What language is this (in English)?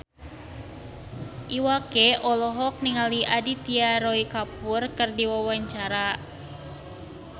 Sundanese